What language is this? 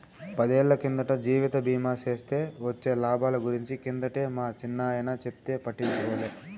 Telugu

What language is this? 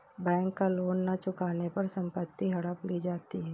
Hindi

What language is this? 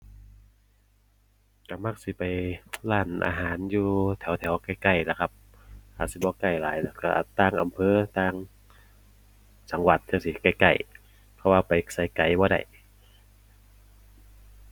Thai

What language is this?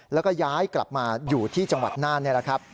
Thai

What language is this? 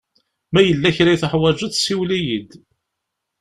Kabyle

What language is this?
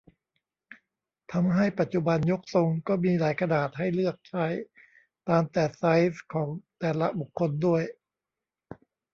Thai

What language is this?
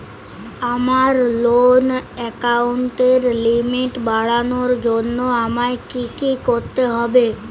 Bangla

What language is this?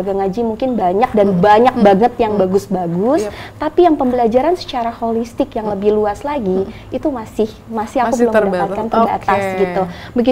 Indonesian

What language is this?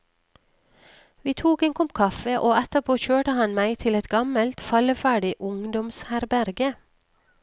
Norwegian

